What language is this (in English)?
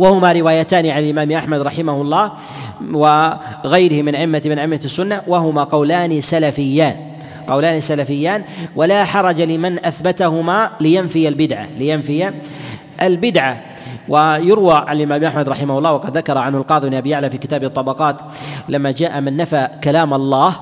Arabic